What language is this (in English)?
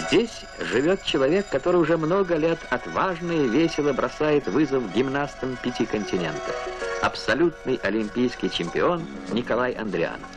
Russian